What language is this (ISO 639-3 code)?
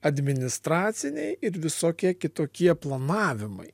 lit